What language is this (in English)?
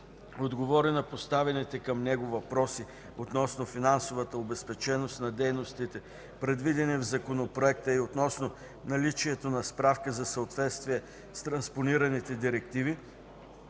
Bulgarian